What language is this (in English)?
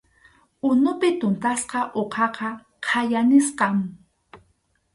Arequipa-La Unión Quechua